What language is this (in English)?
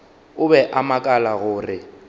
Northern Sotho